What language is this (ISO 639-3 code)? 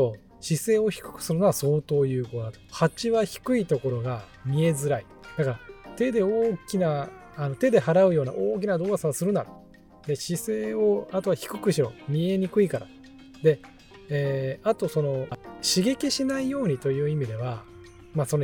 jpn